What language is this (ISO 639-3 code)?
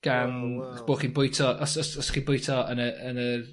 cym